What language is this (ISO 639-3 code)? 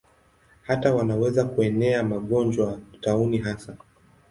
swa